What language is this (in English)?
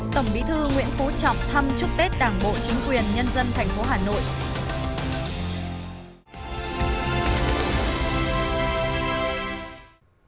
Vietnamese